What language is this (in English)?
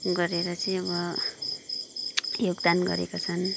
Nepali